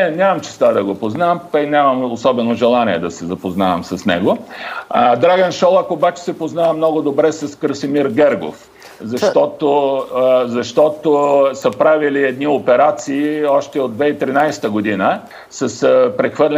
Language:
Bulgarian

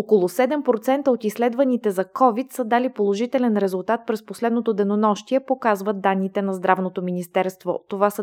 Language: Bulgarian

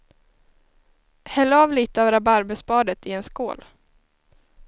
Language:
Swedish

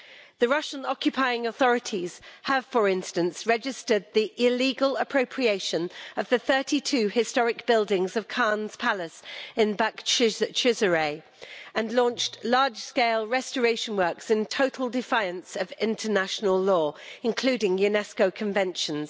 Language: English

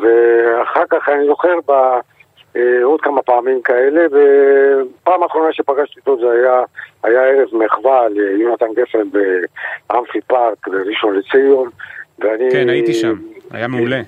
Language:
Hebrew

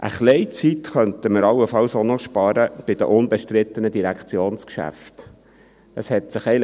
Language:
Swiss German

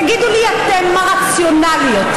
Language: Hebrew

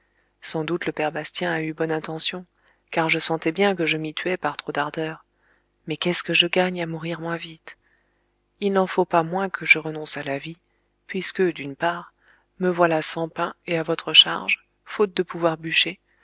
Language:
French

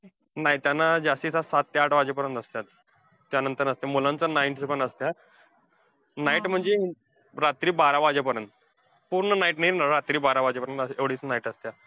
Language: Marathi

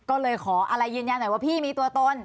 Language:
Thai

